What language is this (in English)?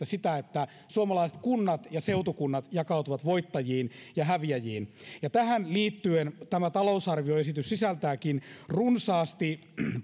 Finnish